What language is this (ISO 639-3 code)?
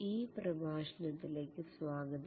mal